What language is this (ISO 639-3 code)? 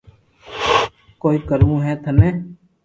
lrk